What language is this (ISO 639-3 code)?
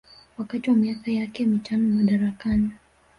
swa